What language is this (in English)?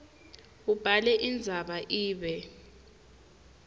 Swati